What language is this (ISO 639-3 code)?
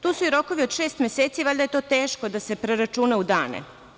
srp